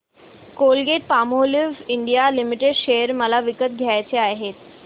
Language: Marathi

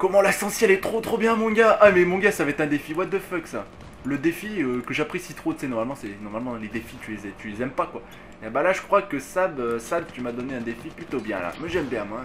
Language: French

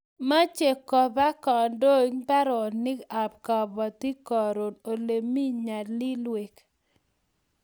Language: Kalenjin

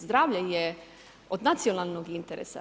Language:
Croatian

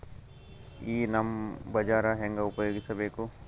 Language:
Kannada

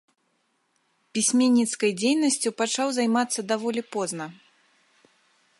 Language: Belarusian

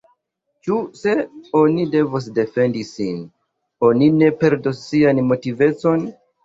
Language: Esperanto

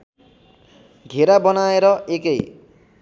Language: Nepali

